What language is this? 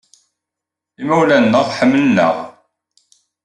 Kabyle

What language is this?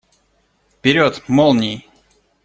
Russian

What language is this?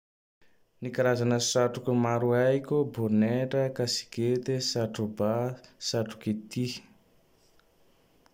Tandroy-Mahafaly Malagasy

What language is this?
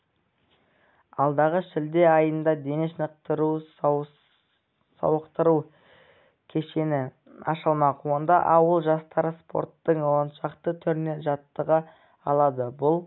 Kazakh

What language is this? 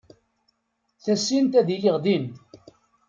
Kabyle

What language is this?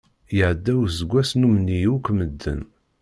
Kabyle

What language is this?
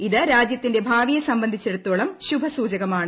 Malayalam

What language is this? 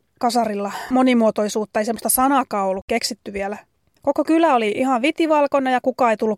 Finnish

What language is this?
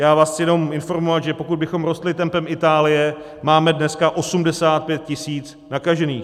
Czech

